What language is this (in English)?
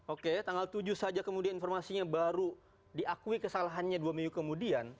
Indonesian